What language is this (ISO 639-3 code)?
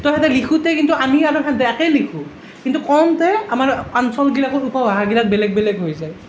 asm